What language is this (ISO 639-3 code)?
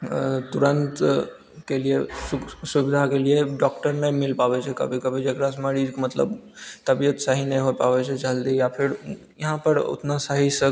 mai